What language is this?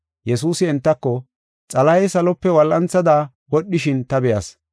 Gofa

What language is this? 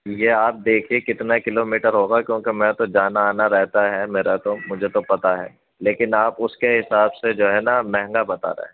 Urdu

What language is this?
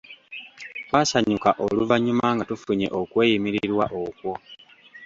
Ganda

